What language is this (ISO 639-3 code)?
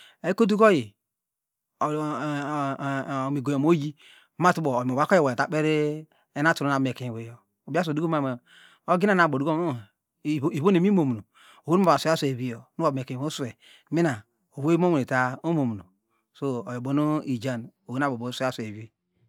deg